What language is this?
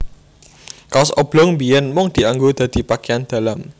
Javanese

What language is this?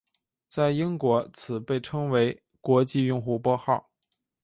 Chinese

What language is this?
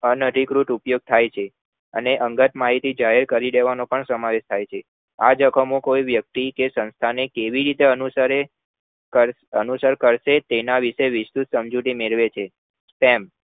Gujarati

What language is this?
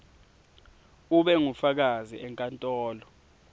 Swati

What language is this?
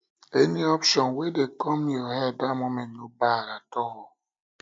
Nigerian Pidgin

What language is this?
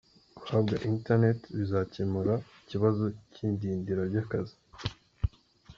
Kinyarwanda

